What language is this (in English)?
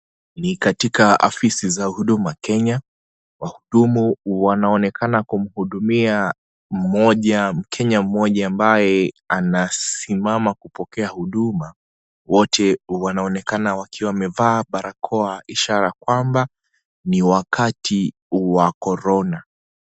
Swahili